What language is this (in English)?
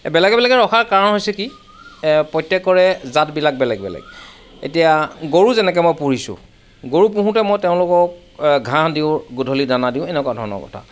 Assamese